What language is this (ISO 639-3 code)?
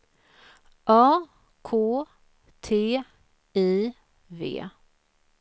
swe